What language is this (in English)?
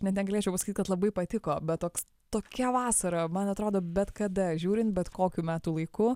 Lithuanian